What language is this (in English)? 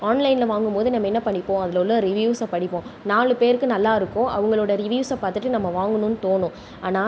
Tamil